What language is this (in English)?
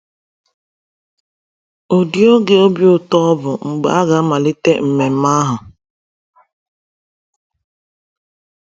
Igbo